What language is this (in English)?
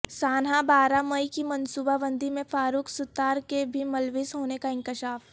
Urdu